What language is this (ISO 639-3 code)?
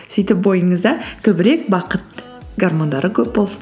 kaz